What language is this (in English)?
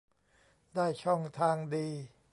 Thai